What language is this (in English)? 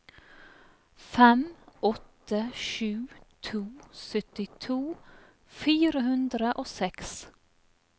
Norwegian